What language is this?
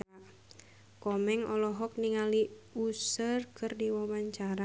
Sundanese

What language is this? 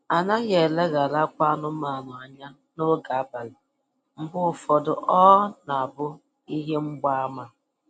Igbo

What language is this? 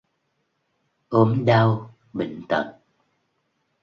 Vietnamese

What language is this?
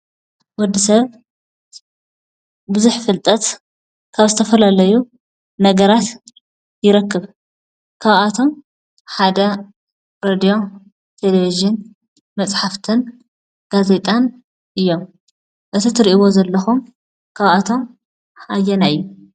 Tigrinya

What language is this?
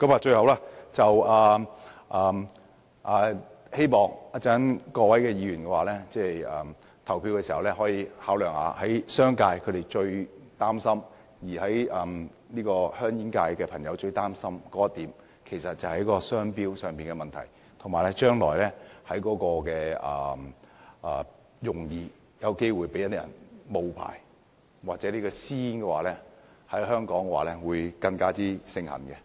Cantonese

